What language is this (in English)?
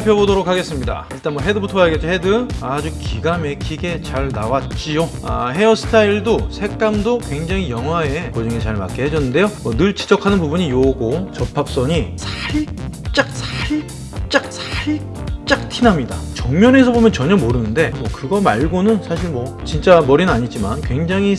Korean